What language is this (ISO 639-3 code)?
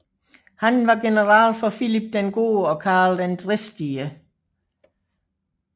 dan